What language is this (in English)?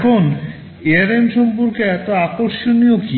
Bangla